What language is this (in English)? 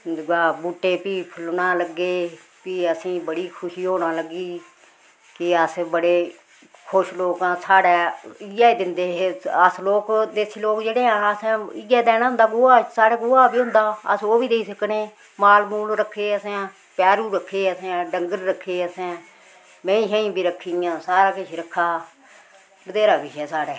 Dogri